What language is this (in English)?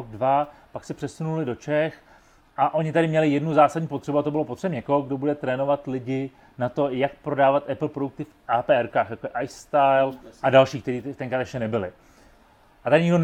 Czech